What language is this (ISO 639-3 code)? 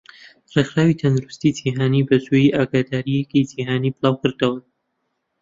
ckb